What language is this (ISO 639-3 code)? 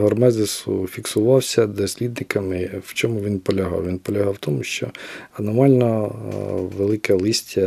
ukr